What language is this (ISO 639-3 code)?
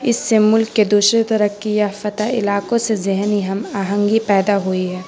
urd